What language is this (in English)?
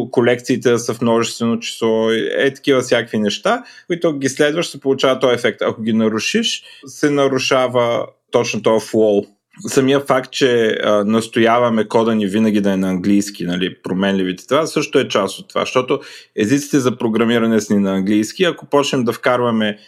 Bulgarian